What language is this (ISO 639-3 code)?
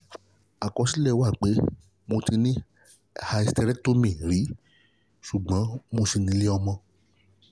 yor